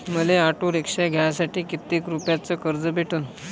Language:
Marathi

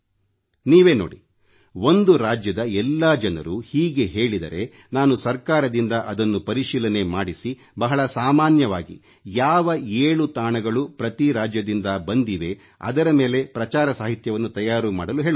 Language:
Kannada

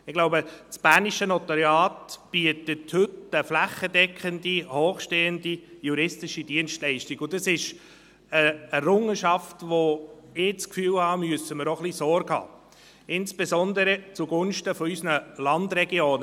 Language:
Swiss German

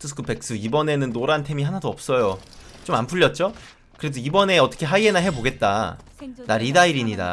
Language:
Korean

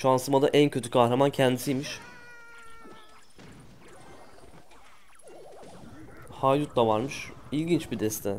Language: Turkish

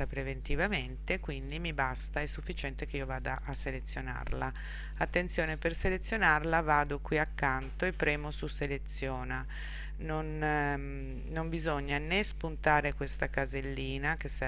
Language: Italian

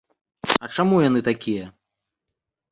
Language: Belarusian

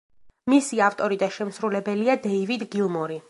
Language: Georgian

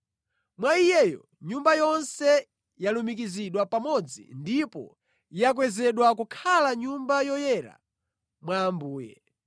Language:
Nyanja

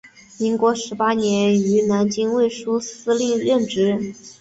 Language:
Chinese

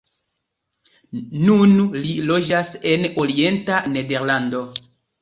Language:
Esperanto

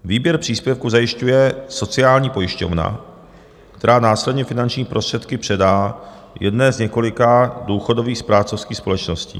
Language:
Czech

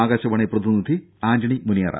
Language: Malayalam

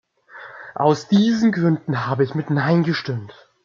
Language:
German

